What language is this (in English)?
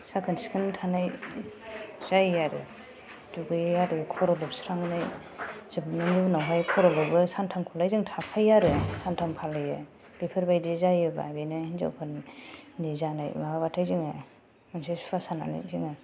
Bodo